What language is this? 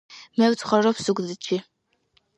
Georgian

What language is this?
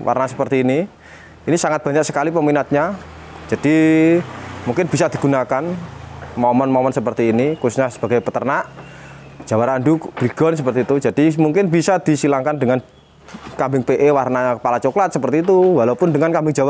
Indonesian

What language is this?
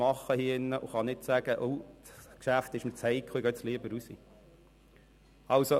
Swiss German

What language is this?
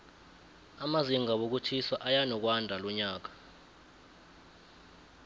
South Ndebele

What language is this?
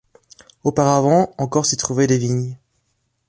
French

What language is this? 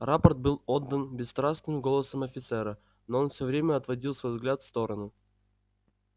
Russian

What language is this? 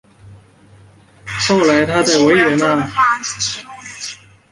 Chinese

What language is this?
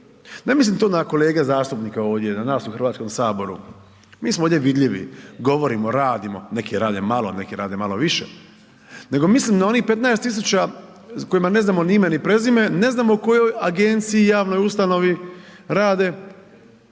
Croatian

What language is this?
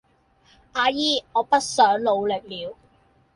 Cantonese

